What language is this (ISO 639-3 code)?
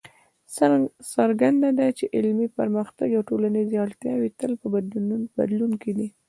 pus